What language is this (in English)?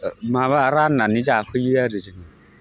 Bodo